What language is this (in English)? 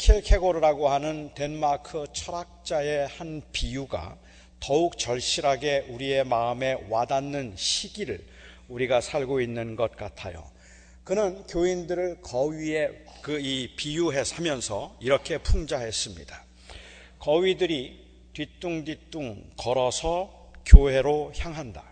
Korean